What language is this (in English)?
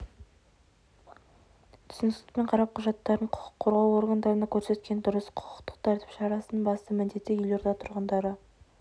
Kazakh